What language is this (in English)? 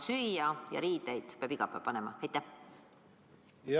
Estonian